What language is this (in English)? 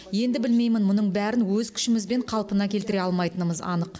Kazakh